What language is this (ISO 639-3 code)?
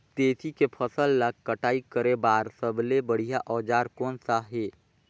hne